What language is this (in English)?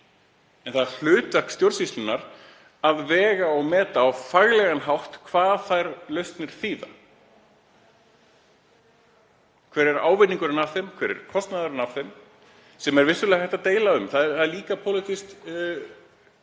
Icelandic